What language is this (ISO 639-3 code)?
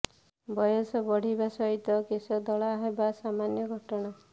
ori